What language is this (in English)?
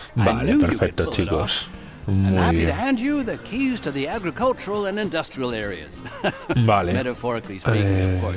Spanish